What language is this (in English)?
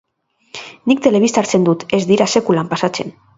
Basque